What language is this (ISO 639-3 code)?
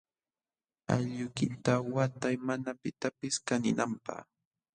qxw